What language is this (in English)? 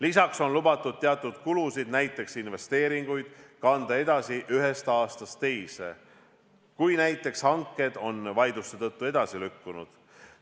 Estonian